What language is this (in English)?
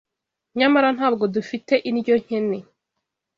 Kinyarwanda